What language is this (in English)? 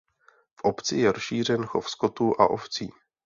Czech